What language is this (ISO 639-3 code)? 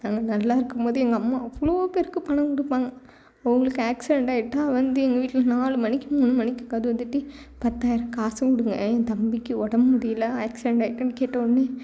tam